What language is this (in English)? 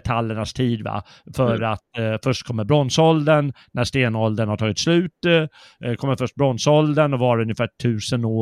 Swedish